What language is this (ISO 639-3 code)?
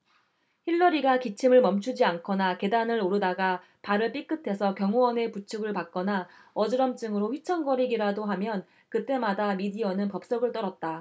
kor